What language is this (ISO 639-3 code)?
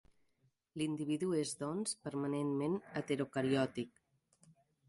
cat